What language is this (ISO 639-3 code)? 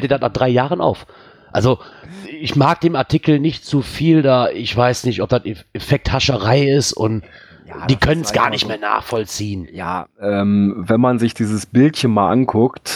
deu